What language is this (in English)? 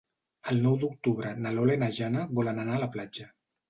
Catalan